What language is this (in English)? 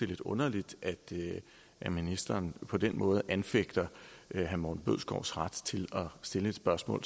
Danish